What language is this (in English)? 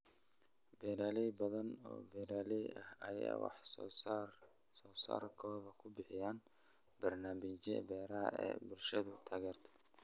Somali